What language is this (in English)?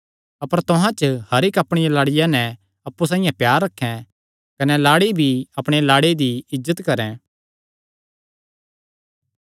Kangri